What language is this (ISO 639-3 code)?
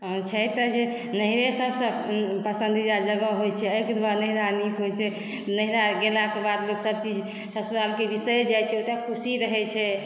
mai